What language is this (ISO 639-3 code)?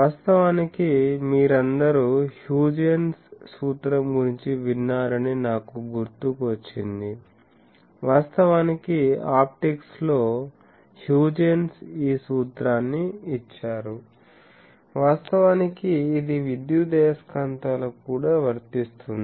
tel